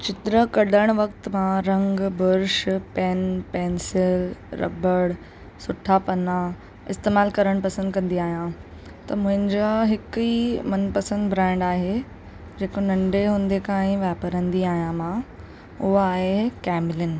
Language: Sindhi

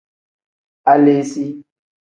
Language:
Tem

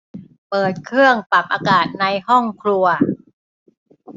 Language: Thai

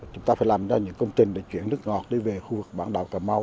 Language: Vietnamese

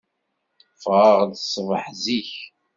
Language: Kabyle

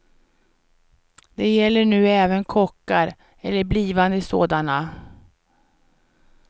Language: Swedish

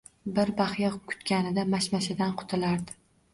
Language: Uzbek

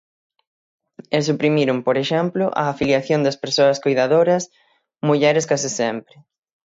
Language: Galician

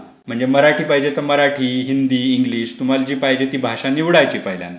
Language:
Marathi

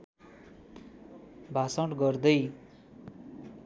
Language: Nepali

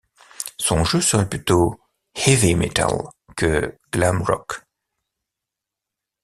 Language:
French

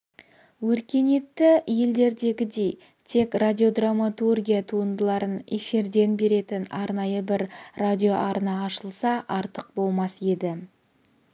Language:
Kazakh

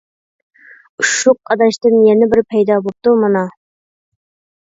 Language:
Uyghur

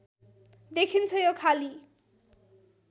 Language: Nepali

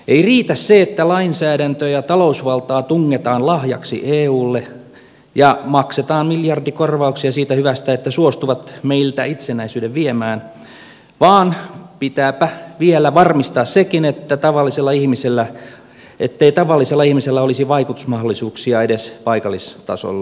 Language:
Finnish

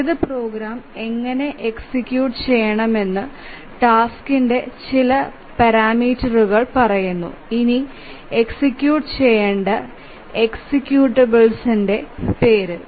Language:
Malayalam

